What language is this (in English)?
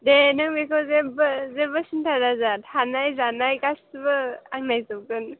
Bodo